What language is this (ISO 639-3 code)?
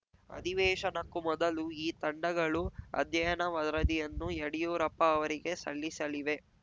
kan